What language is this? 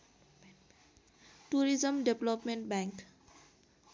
Nepali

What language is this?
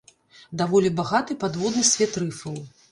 Belarusian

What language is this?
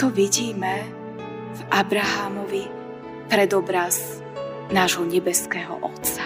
Slovak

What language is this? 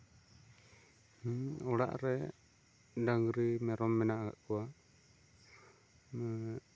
Santali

